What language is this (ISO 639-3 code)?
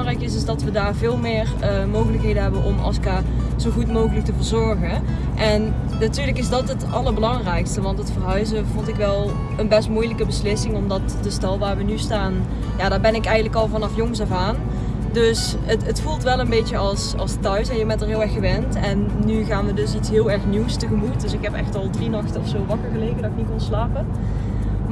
nld